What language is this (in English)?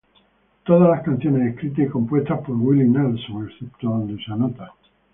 Spanish